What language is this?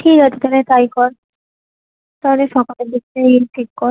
Bangla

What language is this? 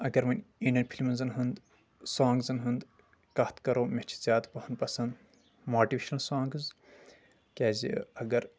Kashmiri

